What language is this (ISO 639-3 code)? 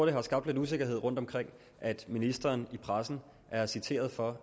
dan